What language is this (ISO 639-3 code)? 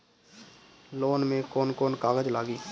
bho